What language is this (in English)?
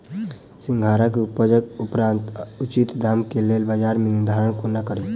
Maithili